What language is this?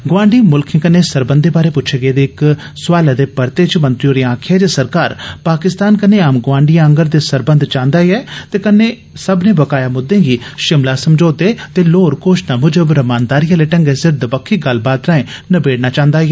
Dogri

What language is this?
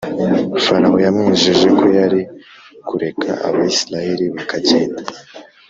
Kinyarwanda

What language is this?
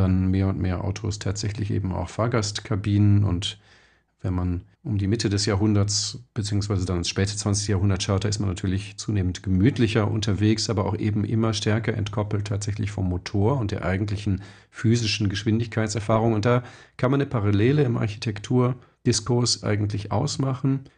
German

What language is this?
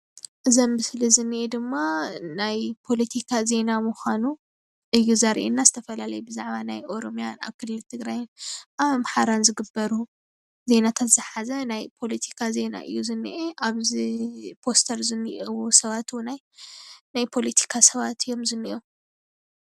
Tigrinya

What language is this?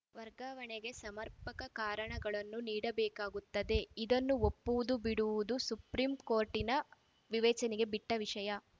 Kannada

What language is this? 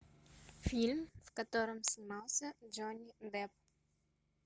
Russian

